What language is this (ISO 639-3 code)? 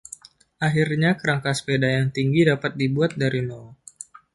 ind